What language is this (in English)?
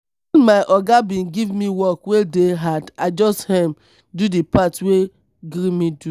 Nigerian Pidgin